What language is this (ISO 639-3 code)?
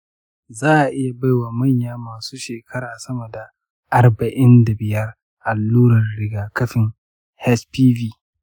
hau